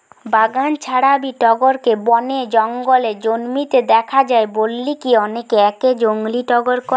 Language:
Bangla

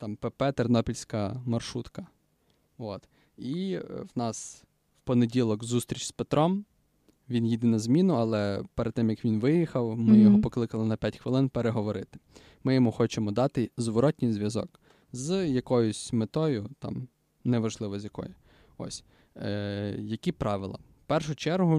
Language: Ukrainian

